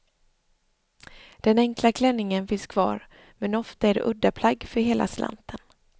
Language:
Swedish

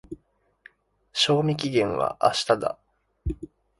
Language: Japanese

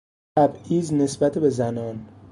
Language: Persian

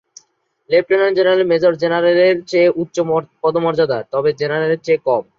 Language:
Bangla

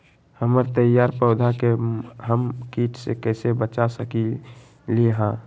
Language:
Magahi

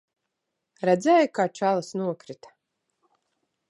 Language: Latvian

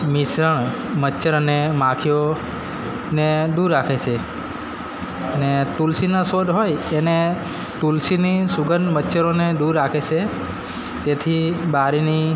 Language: Gujarati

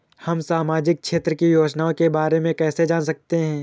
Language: Hindi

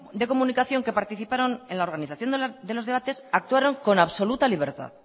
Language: Spanish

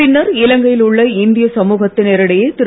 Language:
Tamil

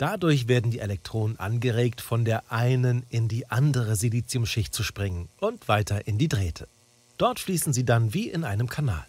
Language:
German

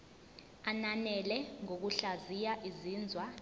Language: Zulu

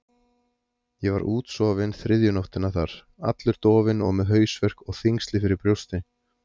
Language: Icelandic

